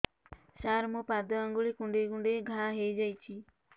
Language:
Odia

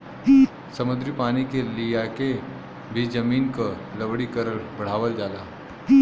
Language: Bhojpuri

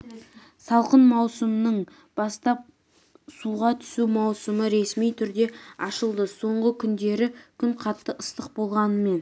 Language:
Kazakh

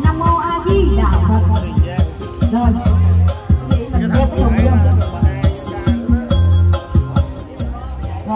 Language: Vietnamese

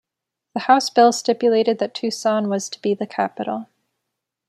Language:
English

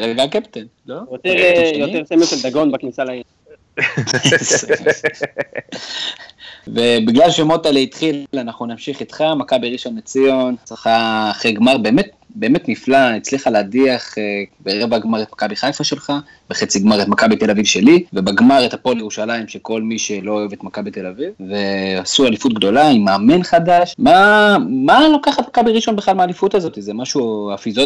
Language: Hebrew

